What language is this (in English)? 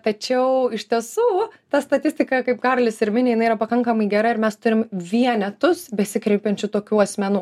Lithuanian